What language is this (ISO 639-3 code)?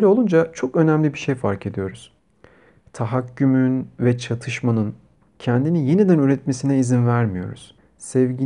tur